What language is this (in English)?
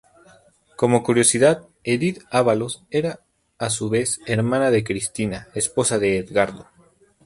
Spanish